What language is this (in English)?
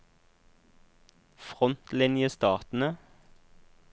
Norwegian